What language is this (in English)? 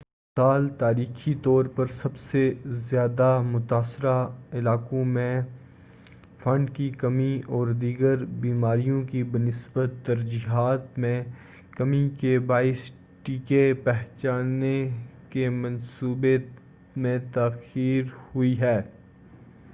Urdu